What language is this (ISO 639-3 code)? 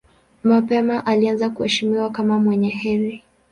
swa